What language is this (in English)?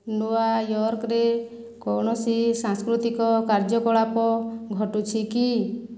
Odia